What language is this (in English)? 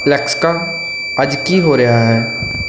Punjabi